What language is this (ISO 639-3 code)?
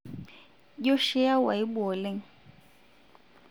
mas